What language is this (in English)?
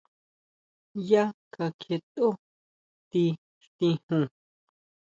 Huautla Mazatec